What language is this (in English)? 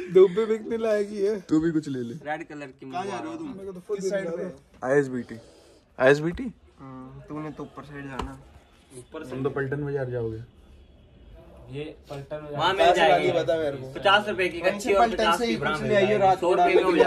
Hindi